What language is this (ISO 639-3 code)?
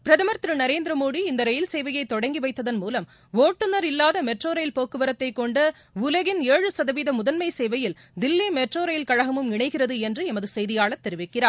tam